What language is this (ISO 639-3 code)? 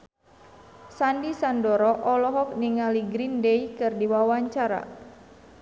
sun